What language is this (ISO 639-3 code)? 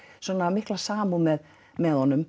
isl